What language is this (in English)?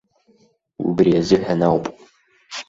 Abkhazian